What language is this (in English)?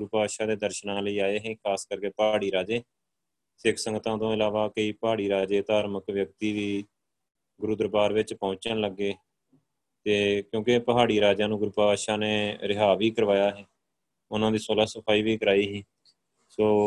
Punjabi